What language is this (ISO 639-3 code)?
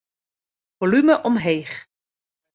fry